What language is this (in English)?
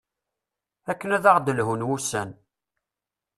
Kabyle